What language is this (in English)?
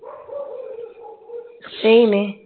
Punjabi